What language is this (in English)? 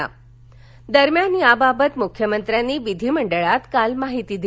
Marathi